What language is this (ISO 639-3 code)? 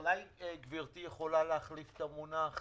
heb